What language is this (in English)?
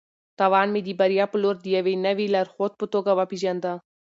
Pashto